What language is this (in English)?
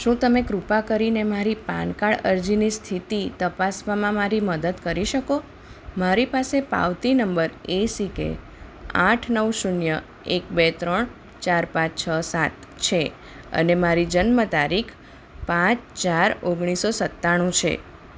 Gujarati